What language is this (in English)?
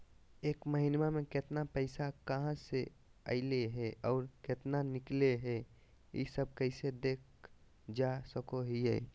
Magahi